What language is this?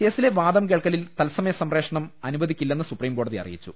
Malayalam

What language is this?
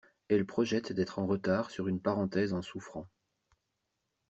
French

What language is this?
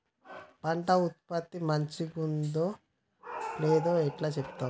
Telugu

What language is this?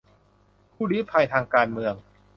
Thai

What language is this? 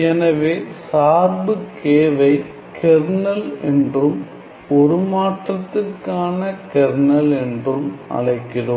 Tamil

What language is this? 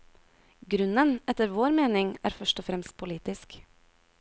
Norwegian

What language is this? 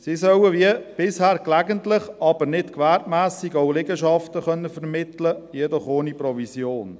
Swiss German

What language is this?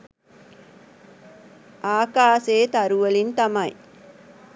Sinhala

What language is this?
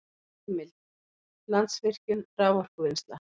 Icelandic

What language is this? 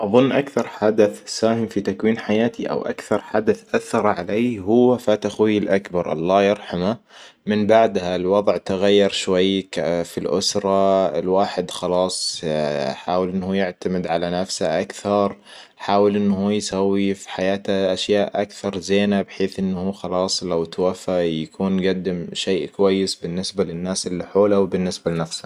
Hijazi Arabic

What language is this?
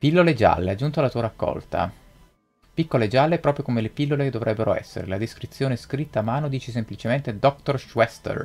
Italian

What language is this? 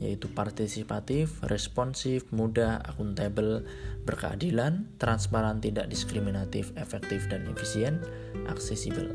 Indonesian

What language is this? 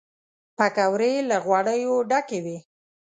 Pashto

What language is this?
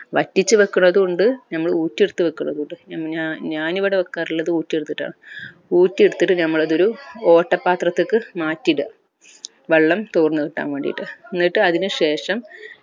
Malayalam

